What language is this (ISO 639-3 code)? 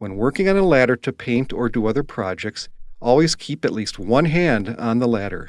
eng